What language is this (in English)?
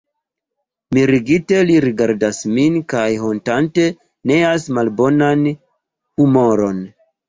Esperanto